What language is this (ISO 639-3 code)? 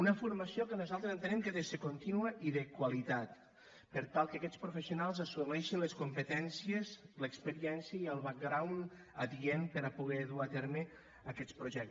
cat